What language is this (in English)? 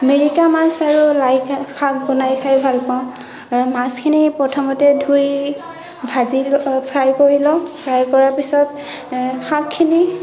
Assamese